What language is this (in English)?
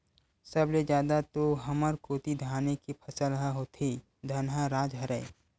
Chhattisgarhi